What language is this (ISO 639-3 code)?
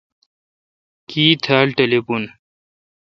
xka